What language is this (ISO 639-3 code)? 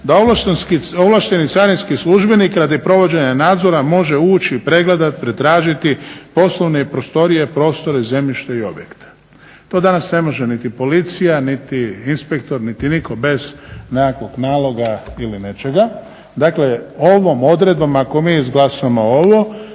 hrv